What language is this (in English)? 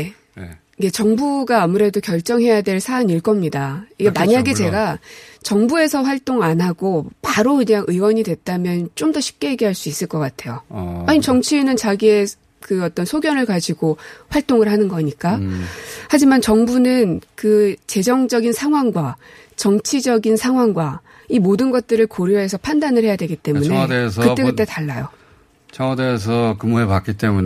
Korean